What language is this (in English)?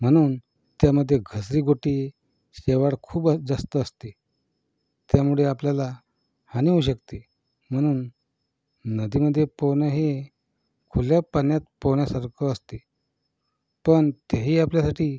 Marathi